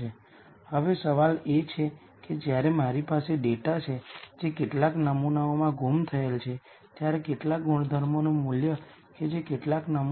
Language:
Gujarati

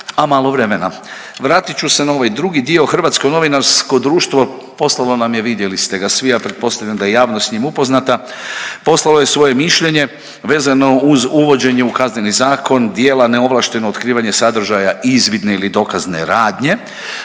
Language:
Croatian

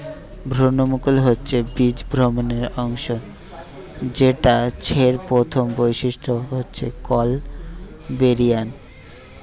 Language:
Bangla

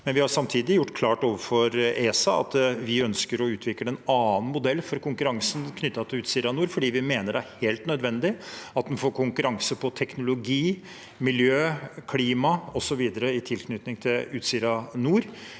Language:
Norwegian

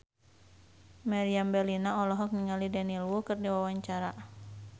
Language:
Sundanese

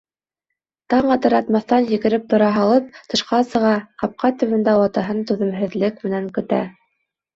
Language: Bashkir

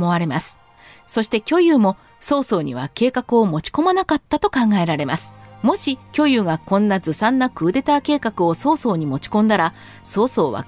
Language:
Japanese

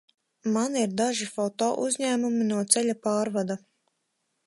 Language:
Latvian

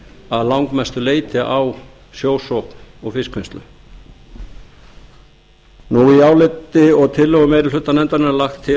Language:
Icelandic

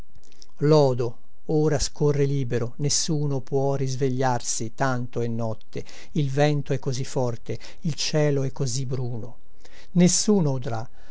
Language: Italian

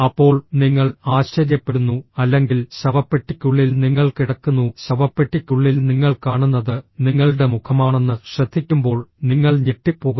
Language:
Malayalam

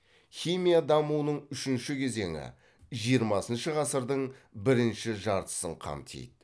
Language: Kazakh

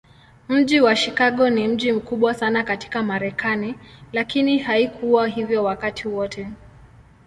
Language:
Swahili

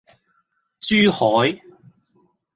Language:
Cantonese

